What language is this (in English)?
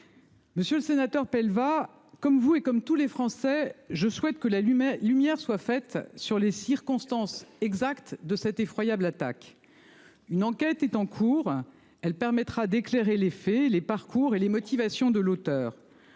French